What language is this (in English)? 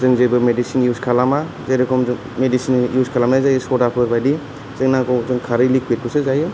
Bodo